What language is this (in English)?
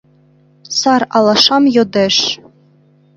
Mari